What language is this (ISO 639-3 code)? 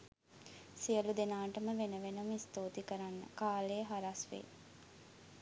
sin